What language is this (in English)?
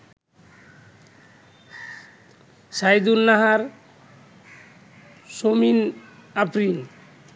Bangla